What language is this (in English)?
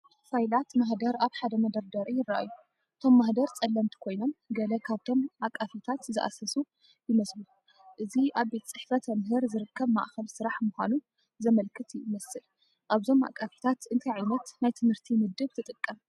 Tigrinya